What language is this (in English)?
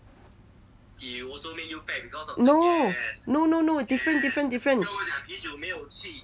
English